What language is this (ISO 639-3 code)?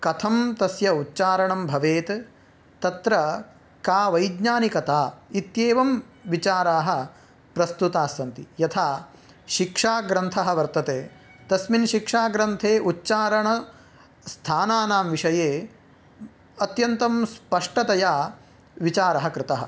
san